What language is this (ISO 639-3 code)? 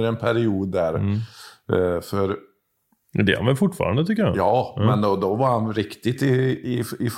swe